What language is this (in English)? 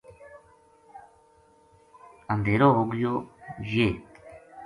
Gujari